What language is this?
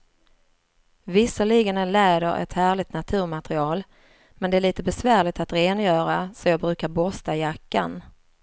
Swedish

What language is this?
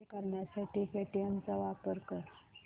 Marathi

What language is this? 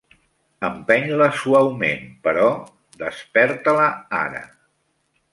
Catalan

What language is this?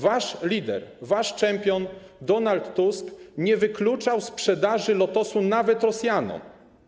Polish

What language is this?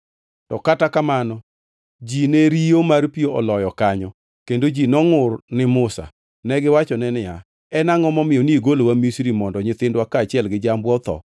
Luo (Kenya and Tanzania)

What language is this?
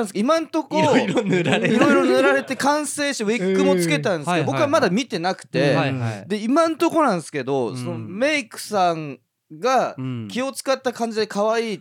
Japanese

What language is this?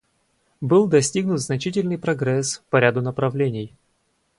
Russian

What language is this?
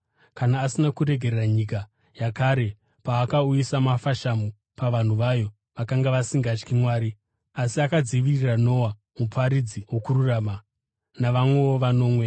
Shona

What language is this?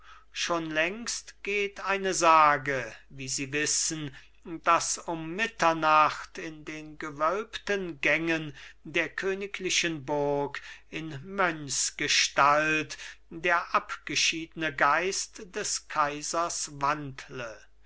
German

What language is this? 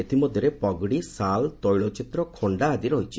Odia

